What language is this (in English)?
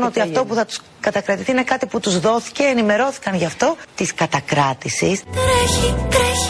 Greek